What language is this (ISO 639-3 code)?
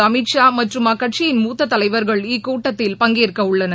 tam